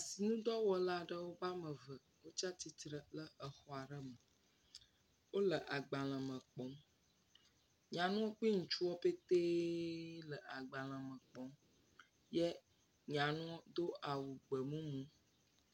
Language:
Ewe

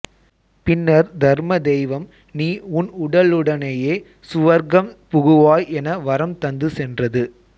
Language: Tamil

